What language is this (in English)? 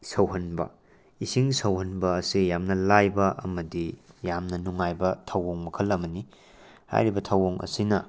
Manipuri